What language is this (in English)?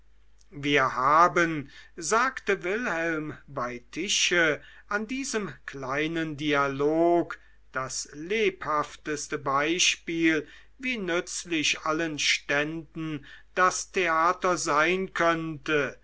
German